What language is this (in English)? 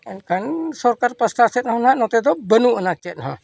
Santali